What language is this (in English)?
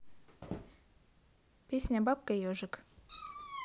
Russian